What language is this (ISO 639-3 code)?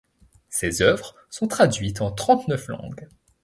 fra